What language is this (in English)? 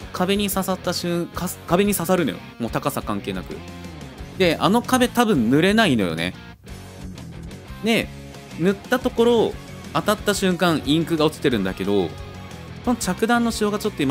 Japanese